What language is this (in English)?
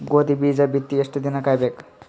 Kannada